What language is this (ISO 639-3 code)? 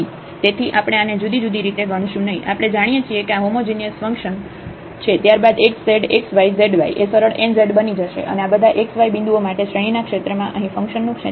guj